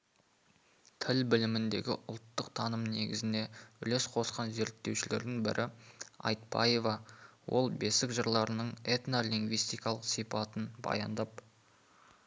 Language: Kazakh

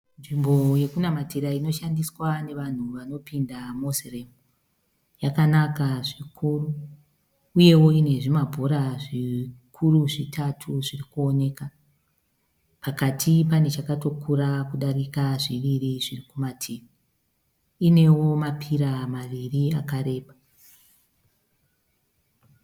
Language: Shona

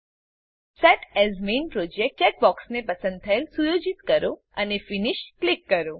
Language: Gujarati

